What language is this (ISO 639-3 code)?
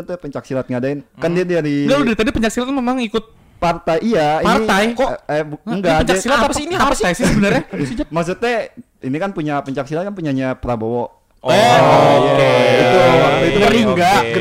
ind